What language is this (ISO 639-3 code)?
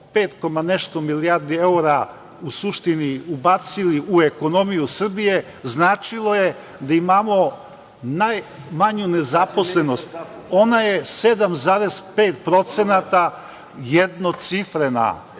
srp